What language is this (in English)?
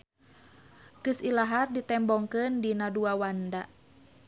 Sundanese